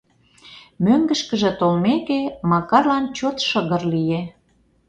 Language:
Mari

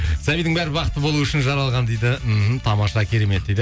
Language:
Kazakh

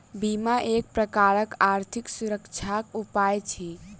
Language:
Maithili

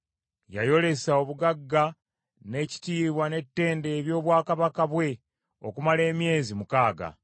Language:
Ganda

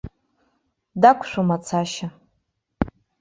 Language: Abkhazian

